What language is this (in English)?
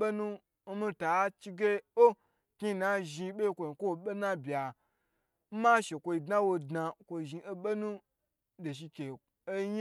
Gbagyi